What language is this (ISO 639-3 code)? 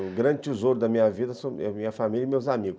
por